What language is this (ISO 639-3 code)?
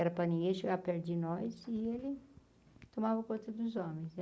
por